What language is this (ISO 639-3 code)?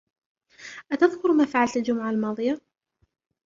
ara